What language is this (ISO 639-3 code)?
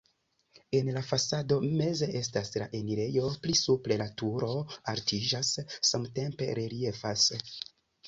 epo